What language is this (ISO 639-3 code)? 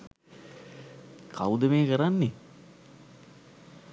sin